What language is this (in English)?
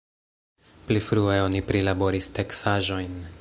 Esperanto